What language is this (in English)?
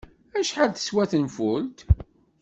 Kabyle